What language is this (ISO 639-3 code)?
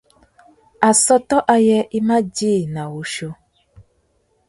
bag